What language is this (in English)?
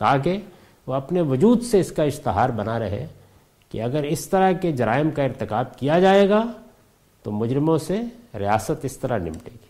Urdu